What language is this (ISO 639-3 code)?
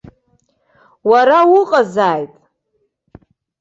abk